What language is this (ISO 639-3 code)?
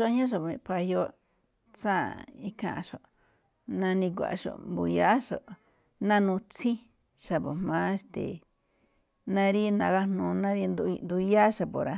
tcf